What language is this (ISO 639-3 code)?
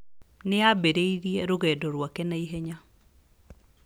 kik